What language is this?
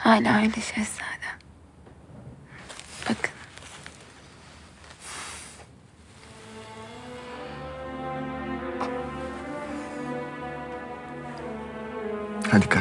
Turkish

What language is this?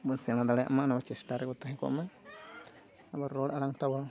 Santali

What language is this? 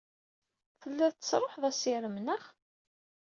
Kabyle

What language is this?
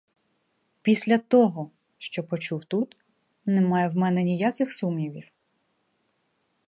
Ukrainian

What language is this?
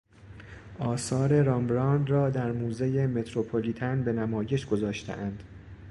Persian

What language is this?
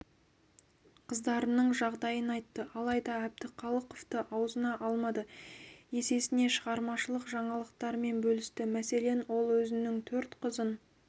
Kazakh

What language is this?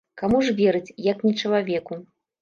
Belarusian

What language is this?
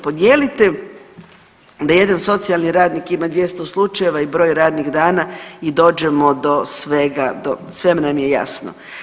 Croatian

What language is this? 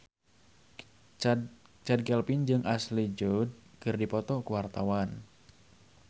Sundanese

